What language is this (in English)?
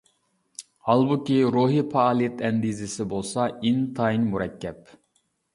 Uyghur